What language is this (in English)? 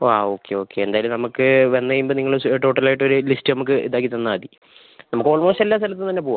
Malayalam